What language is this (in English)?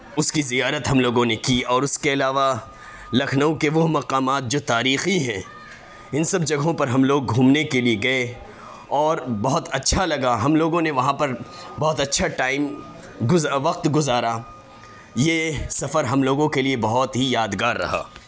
Urdu